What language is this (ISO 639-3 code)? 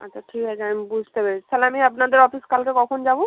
ben